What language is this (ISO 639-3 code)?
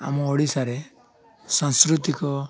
ori